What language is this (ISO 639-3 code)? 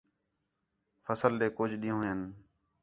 xhe